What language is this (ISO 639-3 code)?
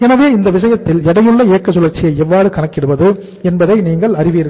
tam